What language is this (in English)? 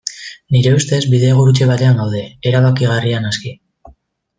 Basque